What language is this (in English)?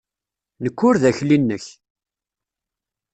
Kabyle